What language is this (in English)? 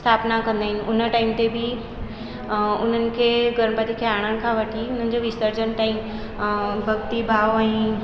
Sindhi